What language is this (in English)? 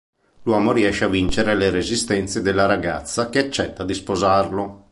Italian